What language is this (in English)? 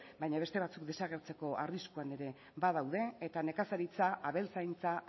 Basque